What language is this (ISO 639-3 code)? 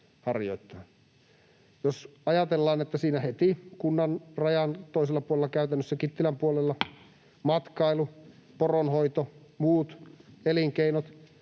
fin